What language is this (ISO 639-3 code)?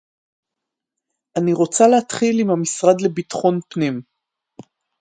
heb